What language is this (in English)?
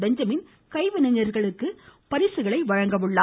Tamil